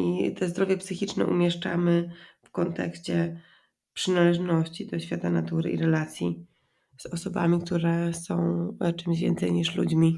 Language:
Polish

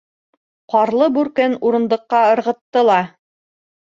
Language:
Bashkir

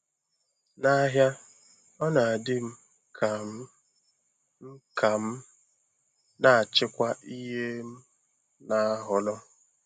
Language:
Igbo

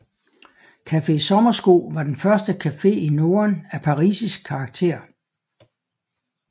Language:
Danish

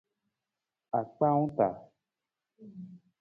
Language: Nawdm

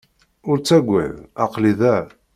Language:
Kabyle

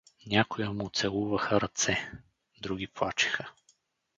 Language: Bulgarian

